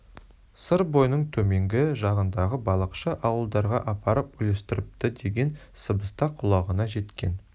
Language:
Kazakh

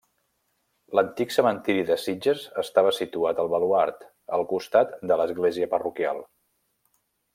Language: Catalan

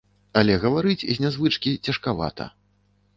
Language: Belarusian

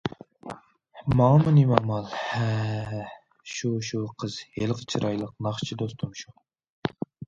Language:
Uyghur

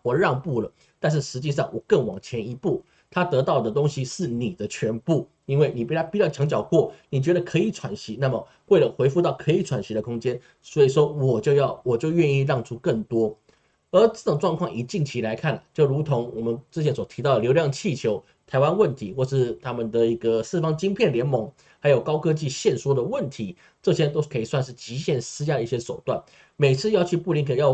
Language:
Chinese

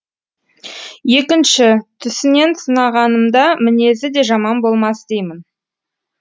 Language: Kazakh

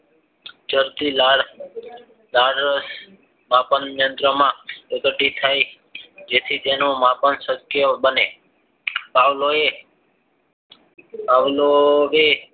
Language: Gujarati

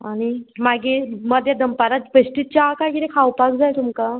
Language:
Konkani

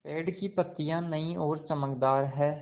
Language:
Hindi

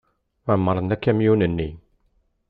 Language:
Kabyle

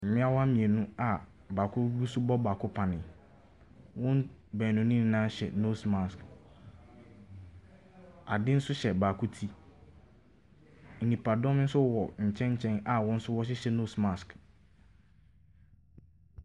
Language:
Akan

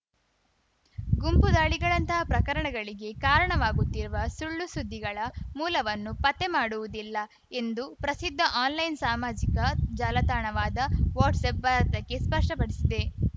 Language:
Kannada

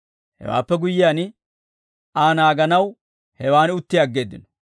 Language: Dawro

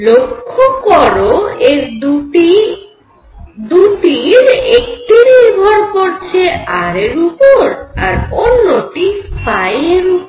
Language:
Bangla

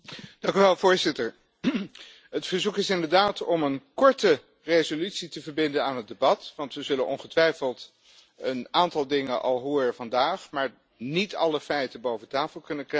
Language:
Dutch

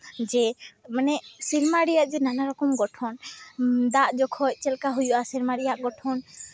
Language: Santali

